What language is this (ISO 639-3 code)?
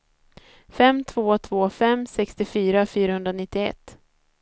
swe